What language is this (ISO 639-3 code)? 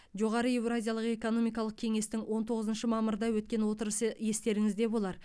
kaz